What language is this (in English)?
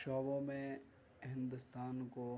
Urdu